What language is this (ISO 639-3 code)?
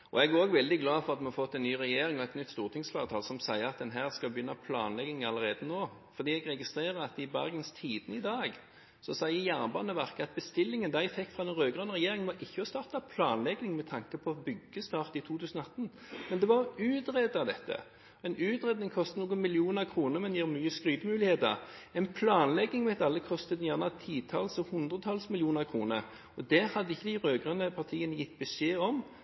nob